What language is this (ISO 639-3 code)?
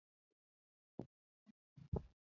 luo